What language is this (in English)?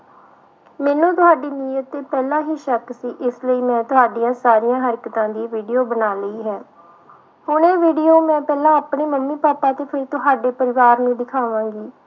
Punjabi